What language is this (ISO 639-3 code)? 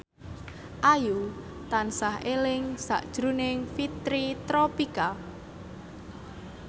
jav